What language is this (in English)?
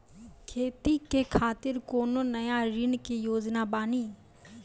Maithili